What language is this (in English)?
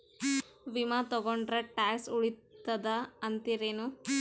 Kannada